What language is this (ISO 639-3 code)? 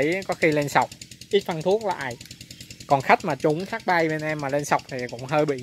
vie